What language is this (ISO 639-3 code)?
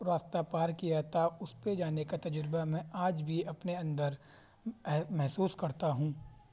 urd